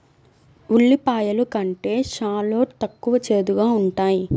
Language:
Telugu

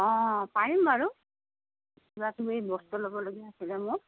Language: Assamese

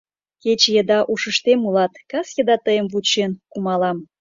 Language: Mari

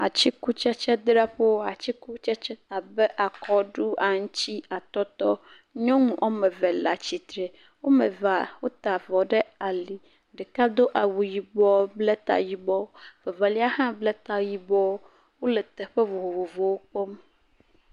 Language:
Ewe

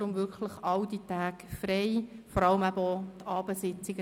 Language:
Swiss German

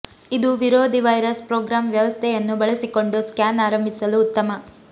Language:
Kannada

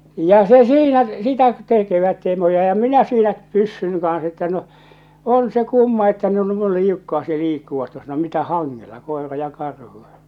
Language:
Finnish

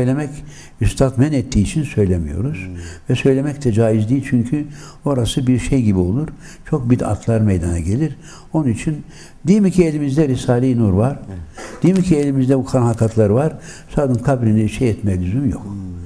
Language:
Turkish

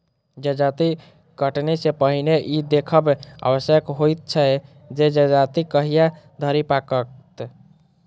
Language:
Maithili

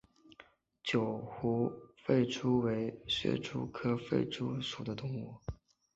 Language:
Chinese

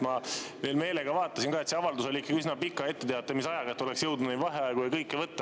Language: Estonian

